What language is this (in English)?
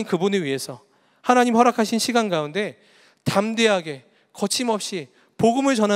Korean